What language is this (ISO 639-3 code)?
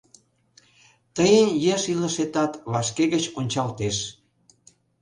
chm